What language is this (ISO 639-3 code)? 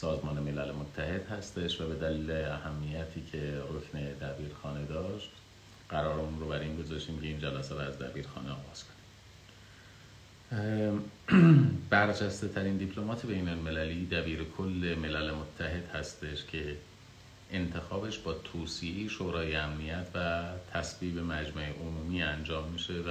fas